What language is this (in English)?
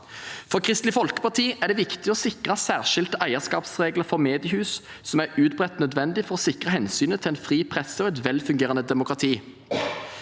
Norwegian